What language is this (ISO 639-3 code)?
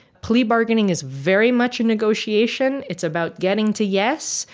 eng